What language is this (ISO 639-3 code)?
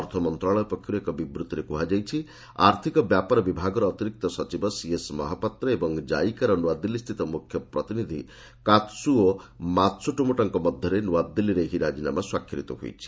ori